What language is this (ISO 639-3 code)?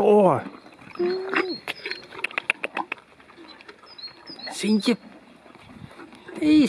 nld